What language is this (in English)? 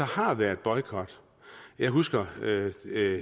Danish